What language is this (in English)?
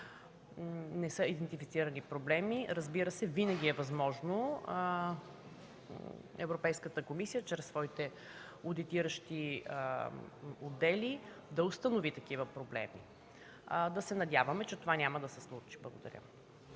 Bulgarian